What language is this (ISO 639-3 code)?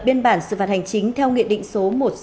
vie